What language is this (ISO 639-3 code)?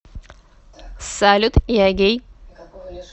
rus